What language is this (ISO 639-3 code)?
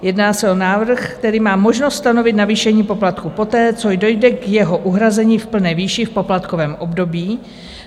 ces